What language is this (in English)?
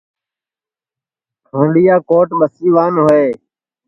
Sansi